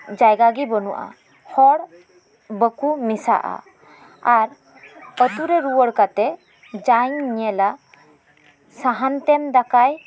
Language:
Santali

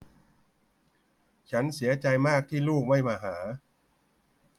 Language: Thai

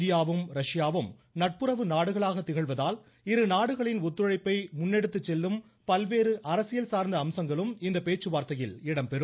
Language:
Tamil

